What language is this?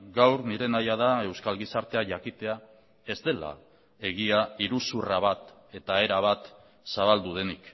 Basque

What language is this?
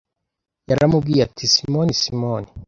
Kinyarwanda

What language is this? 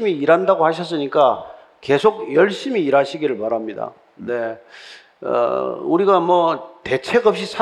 Korean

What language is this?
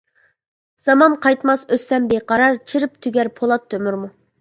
Uyghur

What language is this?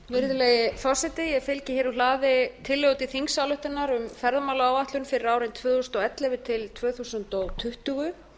Icelandic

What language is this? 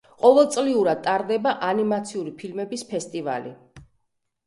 Georgian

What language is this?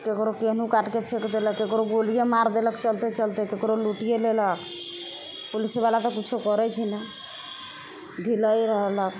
Maithili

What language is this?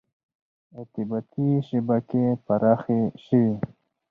Pashto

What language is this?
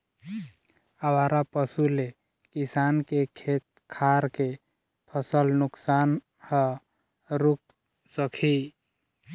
Chhattisgarhi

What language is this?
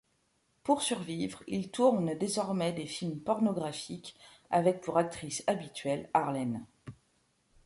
French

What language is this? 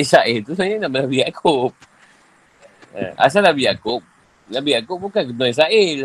Malay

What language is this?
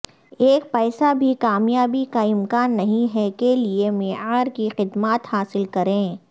Urdu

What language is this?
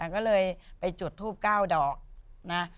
Thai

